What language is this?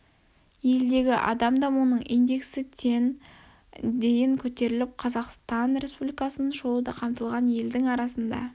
Kazakh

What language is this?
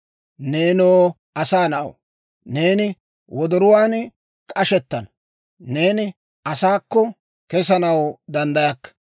Dawro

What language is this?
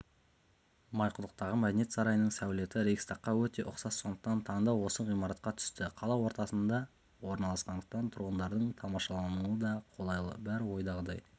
Kazakh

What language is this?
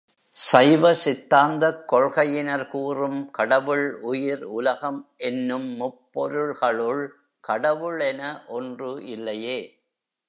Tamil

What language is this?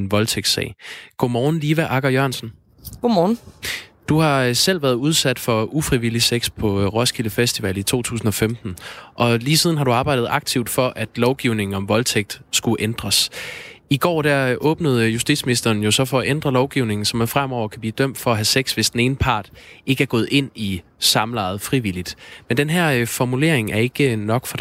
Danish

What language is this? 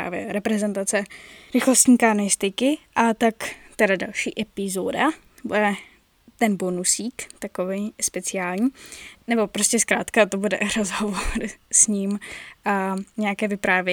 Czech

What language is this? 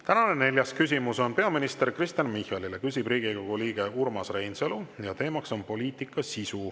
Estonian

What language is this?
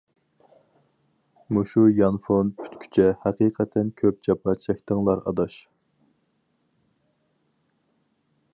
Uyghur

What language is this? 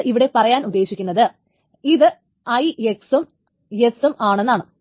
Malayalam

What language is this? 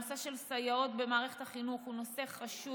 Hebrew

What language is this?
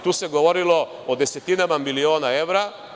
Serbian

